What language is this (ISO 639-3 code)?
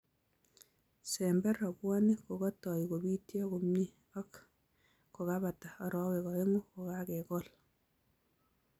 kln